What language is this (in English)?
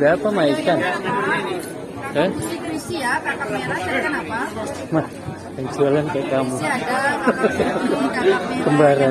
Indonesian